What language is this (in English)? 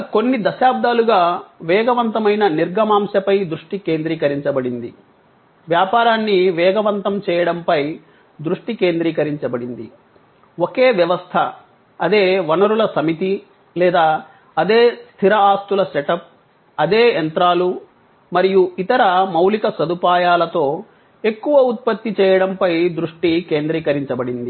Telugu